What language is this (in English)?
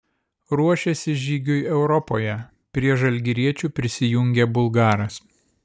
Lithuanian